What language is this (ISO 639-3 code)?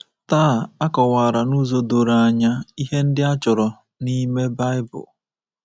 ibo